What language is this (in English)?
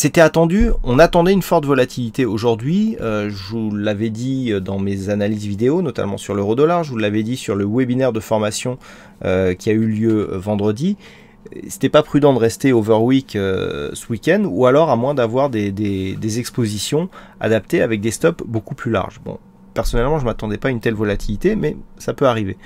French